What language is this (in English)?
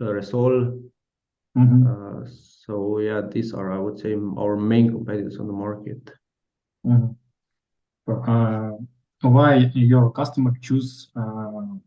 English